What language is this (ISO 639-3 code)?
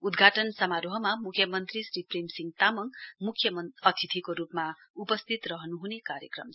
nep